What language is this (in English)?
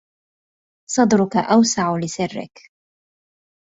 Arabic